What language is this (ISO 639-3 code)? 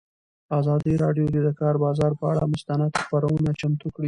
pus